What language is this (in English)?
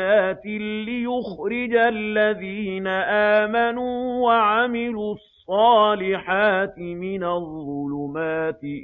Arabic